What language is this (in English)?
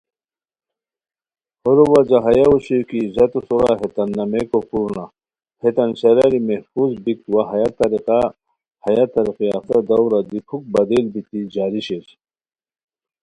Khowar